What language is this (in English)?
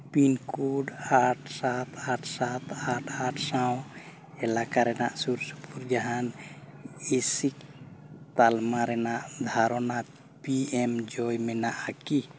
Santali